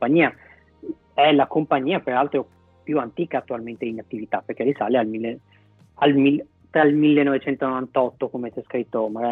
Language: Italian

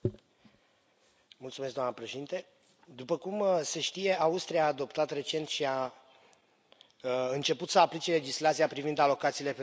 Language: Romanian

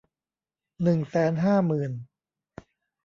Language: Thai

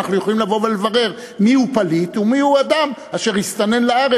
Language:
Hebrew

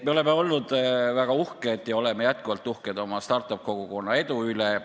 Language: Estonian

